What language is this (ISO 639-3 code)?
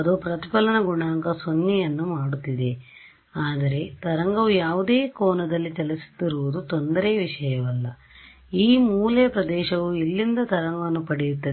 kan